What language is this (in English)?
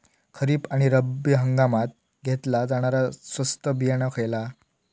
Marathi